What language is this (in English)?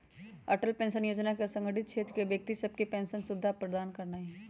Magahi